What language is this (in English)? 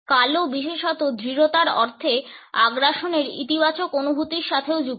Bangla